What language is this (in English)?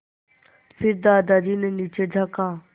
Hindi